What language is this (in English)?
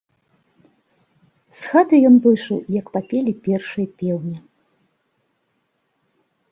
Belarusian